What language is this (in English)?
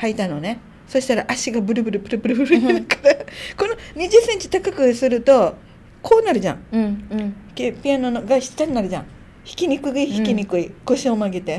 Japanese